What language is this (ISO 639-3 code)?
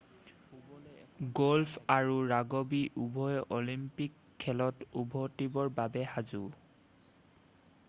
asm